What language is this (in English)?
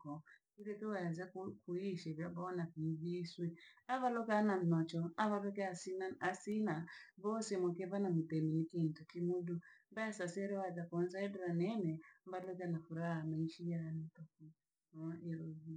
Langi